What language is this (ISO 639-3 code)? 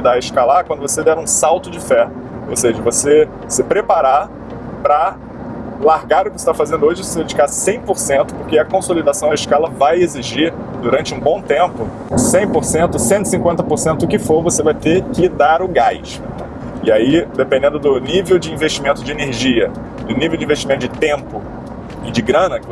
por